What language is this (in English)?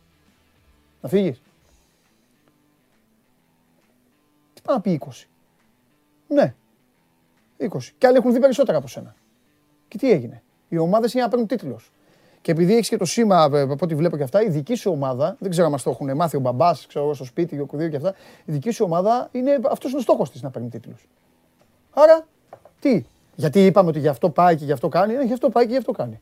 Greek